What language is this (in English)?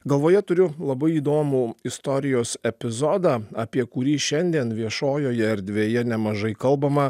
Lithuanian